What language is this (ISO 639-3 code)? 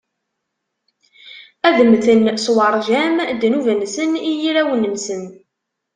kab